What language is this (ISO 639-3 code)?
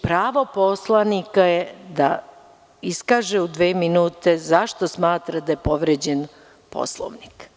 srp